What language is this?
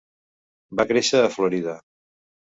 Catalan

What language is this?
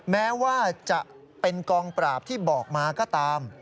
Thai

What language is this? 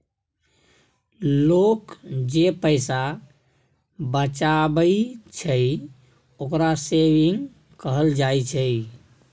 Maithili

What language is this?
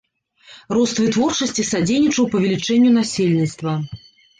Belarusian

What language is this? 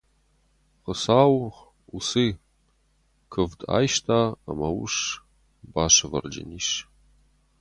Ossetic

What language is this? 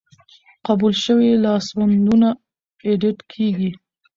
Pashto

